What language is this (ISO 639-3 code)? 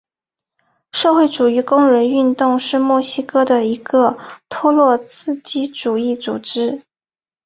zho